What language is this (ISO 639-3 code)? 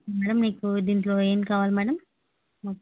tel